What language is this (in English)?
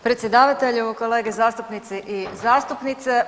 Croatian